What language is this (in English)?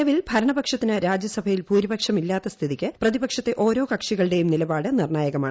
Malayalam